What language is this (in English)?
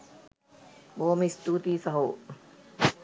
Sinhala